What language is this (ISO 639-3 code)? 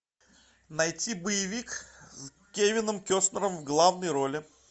rus